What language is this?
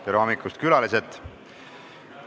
Estonian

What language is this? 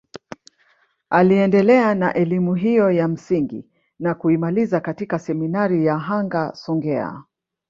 Swahili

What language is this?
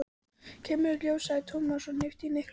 Icelandic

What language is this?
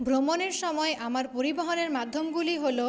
Bangla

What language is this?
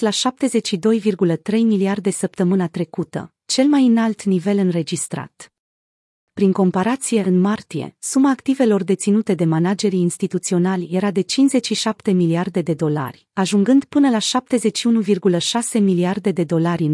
Romanian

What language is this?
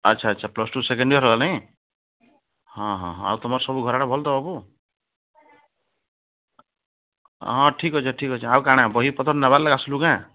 Odia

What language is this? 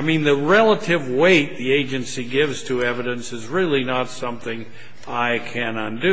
English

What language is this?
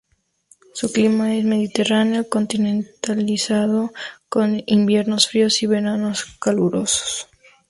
Spanish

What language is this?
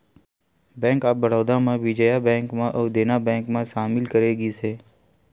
Chhattisgarhi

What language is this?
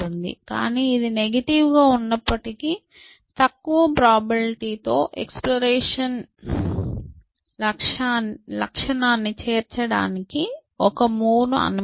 Telugu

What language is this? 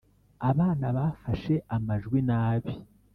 Kinyarwanda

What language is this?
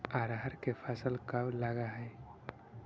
Magahi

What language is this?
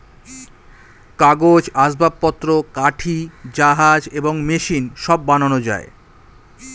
Bangla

